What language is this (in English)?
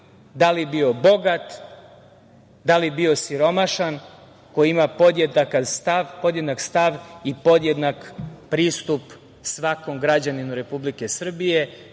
Serbian